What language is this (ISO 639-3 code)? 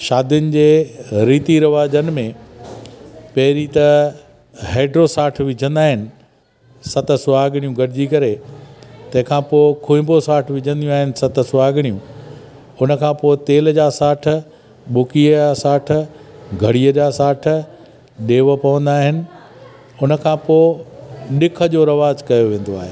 snd